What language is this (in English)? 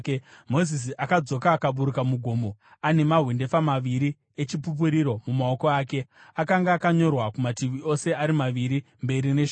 Shona